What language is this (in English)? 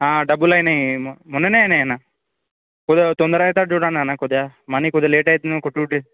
Telugu